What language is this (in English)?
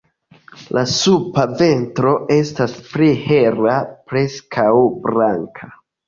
Esperanto